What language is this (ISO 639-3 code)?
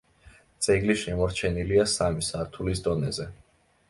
kat